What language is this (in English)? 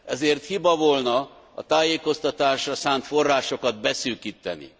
Hungarian